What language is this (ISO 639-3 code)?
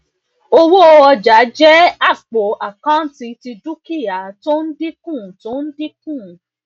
yor